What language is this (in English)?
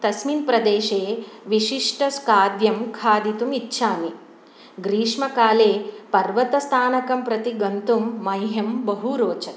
Sanskrit